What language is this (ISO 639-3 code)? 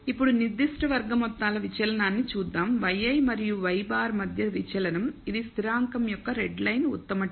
tel